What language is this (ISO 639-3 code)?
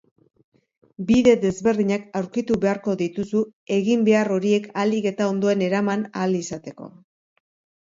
eus